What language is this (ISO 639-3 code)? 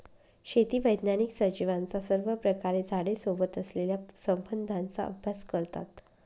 mar